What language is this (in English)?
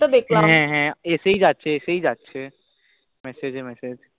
Bangla